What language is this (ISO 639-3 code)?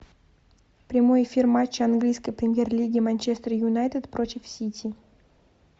rus